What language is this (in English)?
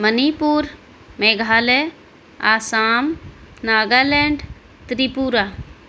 Urdu